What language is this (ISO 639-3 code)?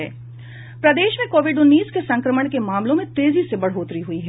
hin